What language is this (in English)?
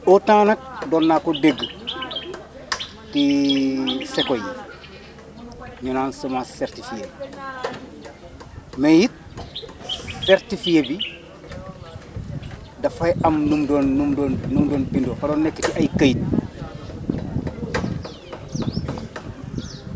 Wolof